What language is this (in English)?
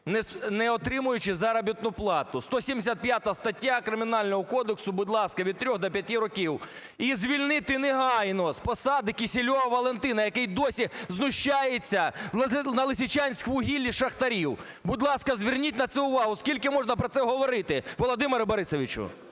Ukrainian